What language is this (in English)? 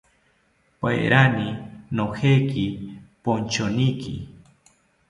South Ucayali Ashéninka